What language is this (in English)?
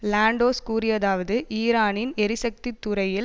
Tamil